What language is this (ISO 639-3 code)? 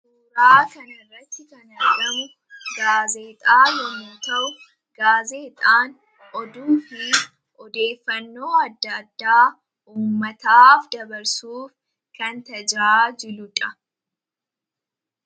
orm